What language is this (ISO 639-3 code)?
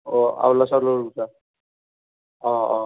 asm